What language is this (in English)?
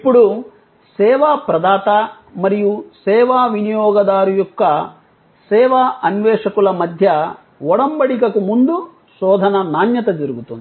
Telugu